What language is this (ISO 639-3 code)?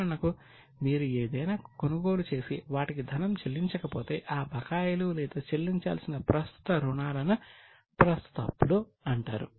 tel